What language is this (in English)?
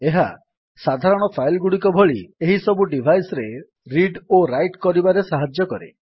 Odia